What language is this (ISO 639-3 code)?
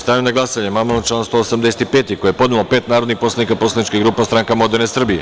srp